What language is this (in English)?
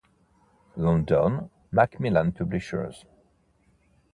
Italian